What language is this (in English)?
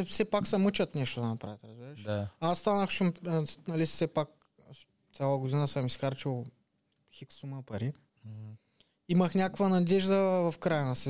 Bulgarian